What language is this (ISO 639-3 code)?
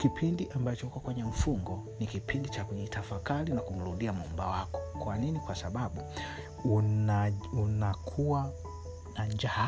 swa